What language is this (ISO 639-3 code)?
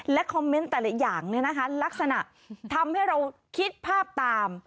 tha